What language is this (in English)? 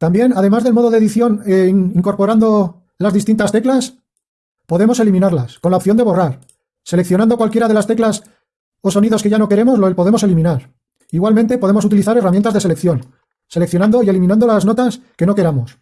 Spanish